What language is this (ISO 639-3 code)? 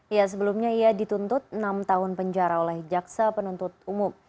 ind